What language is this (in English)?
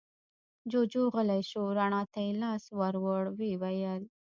Pashto